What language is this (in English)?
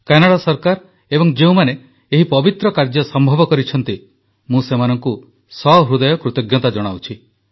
Odia